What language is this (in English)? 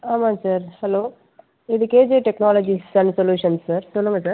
Tamil